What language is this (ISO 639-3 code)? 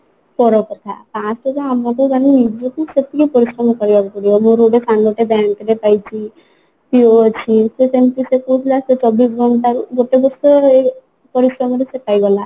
ori